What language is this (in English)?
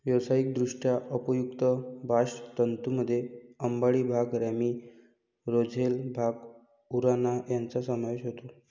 Marathi